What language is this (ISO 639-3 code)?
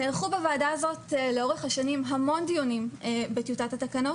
heb